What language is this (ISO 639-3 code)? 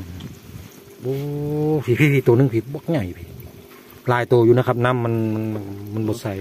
tha